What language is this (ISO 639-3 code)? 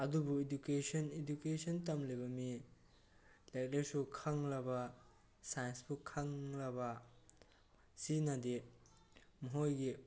mni